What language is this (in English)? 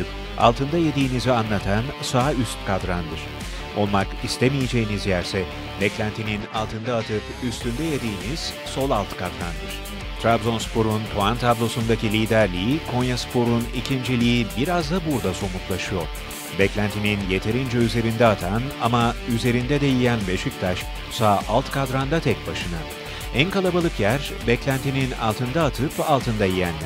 Turkish